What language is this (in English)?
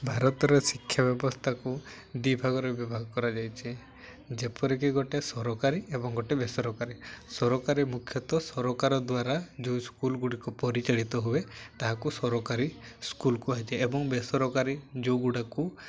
Odia